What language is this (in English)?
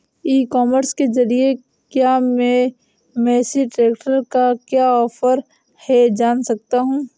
Hindi